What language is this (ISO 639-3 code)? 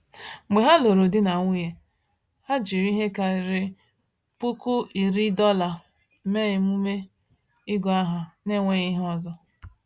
ibo